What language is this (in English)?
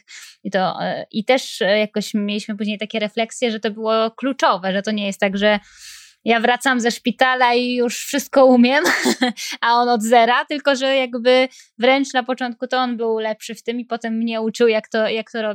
Polish